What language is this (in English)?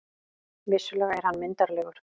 Icelandic